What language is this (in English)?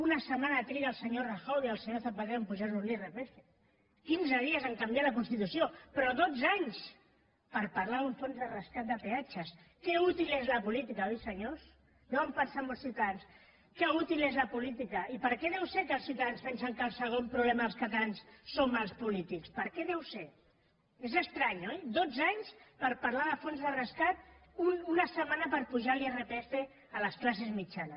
Catalan